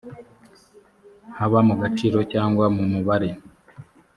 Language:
Kinyarwanda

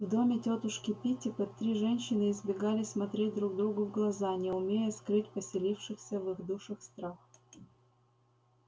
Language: Russian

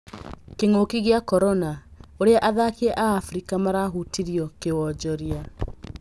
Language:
Kikuyu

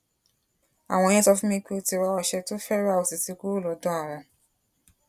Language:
Yoruba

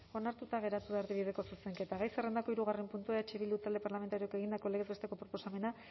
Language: Basque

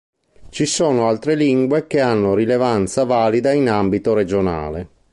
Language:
Italian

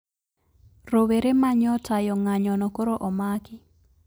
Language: Luo (Kenya and Tanzania)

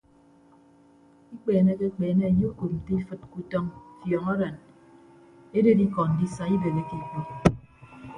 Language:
Ibibio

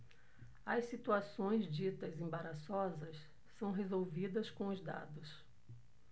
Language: Portuguese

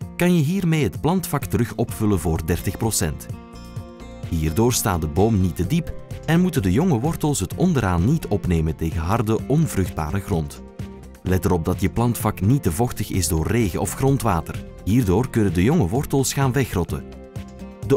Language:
Dutch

